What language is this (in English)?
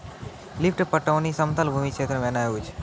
Maithili